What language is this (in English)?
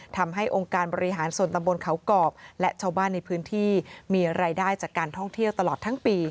Thai